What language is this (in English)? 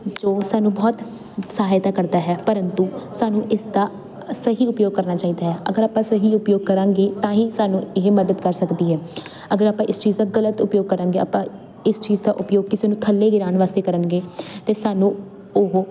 Punjabi